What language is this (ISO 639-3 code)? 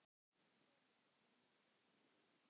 isl